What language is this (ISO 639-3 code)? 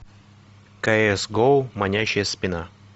rus